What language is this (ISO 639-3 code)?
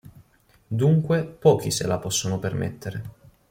ita